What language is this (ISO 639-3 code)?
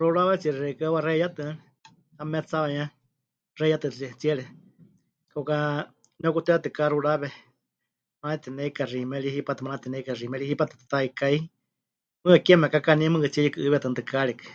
hch